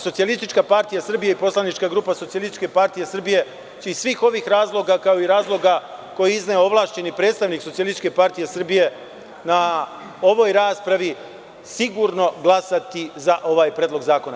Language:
Serbian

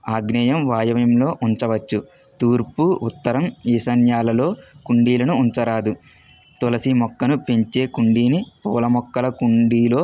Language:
Telugu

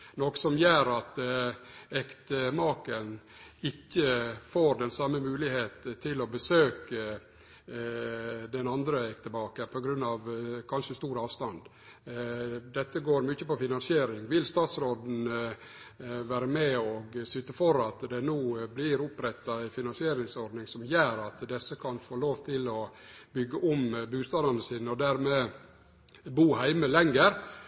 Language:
Norwegian Nynorsk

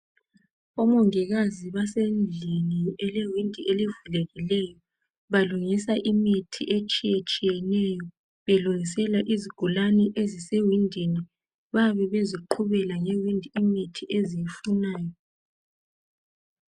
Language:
North Ndebele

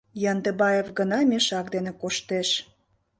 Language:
Mari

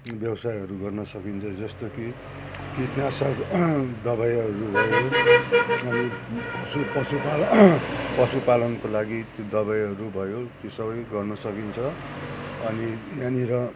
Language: Nepali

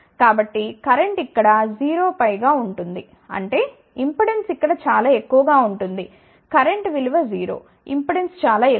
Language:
Telugu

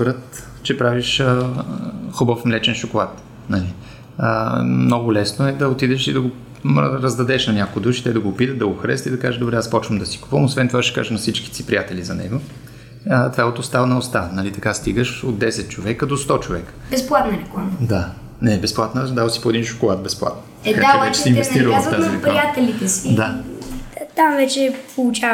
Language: Bulgarian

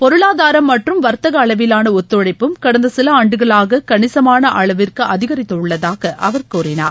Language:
Tamil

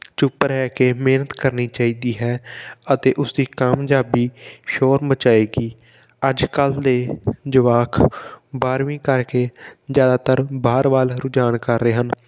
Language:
Punjabi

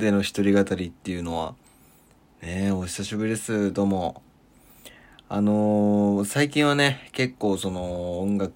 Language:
Japanese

